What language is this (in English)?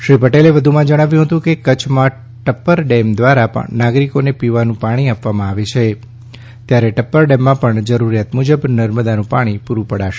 Gujarati